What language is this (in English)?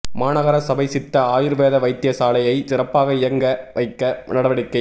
Tamil